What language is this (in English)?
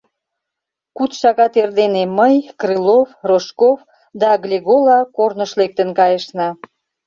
Mari